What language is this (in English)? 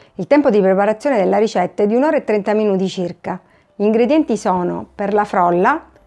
Italian